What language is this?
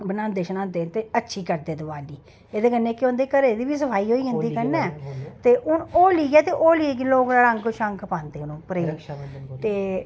Dogri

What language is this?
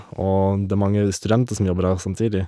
Norwegian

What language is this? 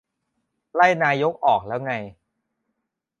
Thai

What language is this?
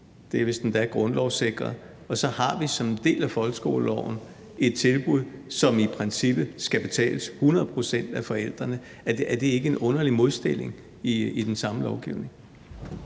Danish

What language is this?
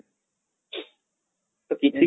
Odia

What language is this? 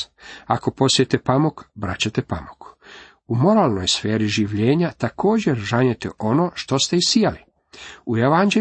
Croatian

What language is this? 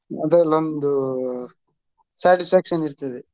Kannada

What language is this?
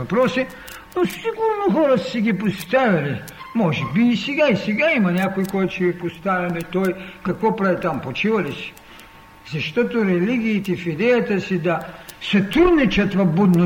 Bulgarian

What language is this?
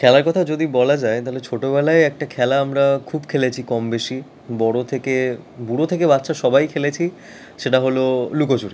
Bangla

